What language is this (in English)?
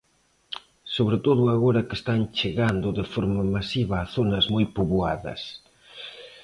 Galician